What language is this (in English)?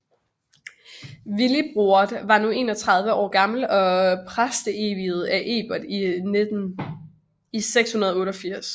Danish